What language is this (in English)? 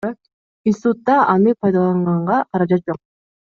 Kyrgyz